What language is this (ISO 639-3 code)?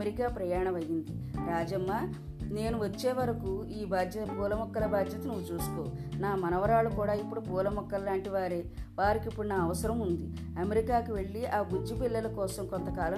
tel